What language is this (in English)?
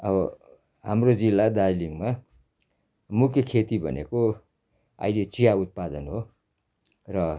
Nepali